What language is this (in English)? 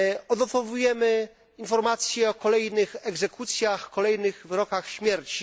Polish